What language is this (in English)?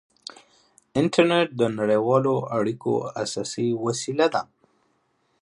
Pashto